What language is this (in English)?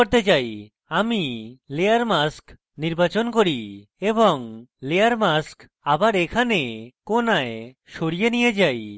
Bangla